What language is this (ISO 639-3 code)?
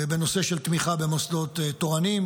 heb